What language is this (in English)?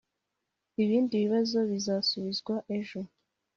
Kinyarwanda